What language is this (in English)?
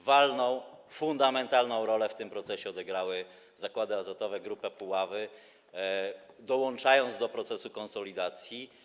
Polish